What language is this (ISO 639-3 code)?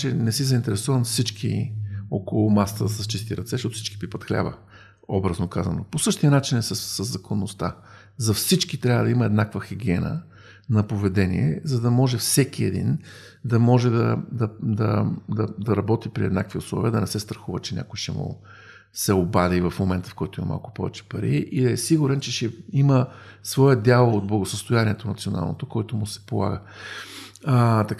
bul